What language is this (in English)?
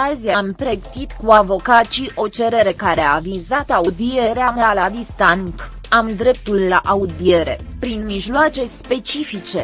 Romanian